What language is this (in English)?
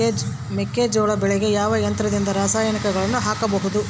Kannada